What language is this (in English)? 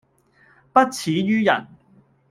Cantonese